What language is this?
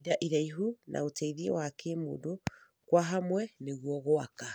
Kikuyu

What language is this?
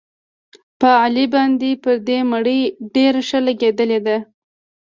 Pashto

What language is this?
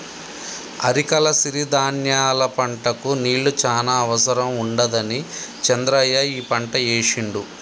Telugu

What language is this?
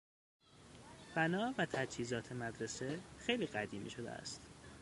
Persian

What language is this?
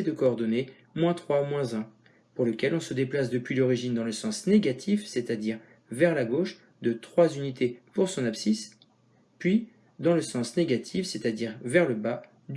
French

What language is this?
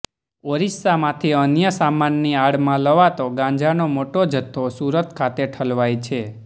Gujarati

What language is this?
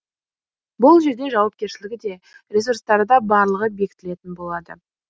Kazakh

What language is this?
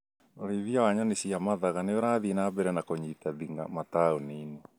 Kikuyu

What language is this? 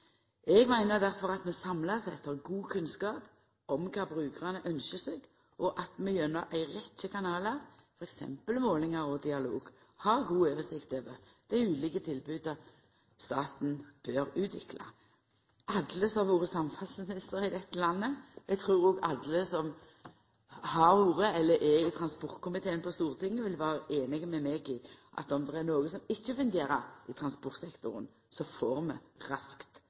Norwegian Nynorsk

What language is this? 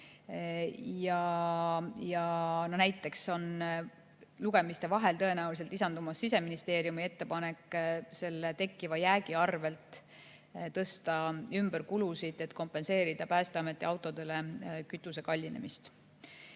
Estonian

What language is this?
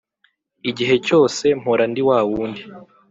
Kinyarwanda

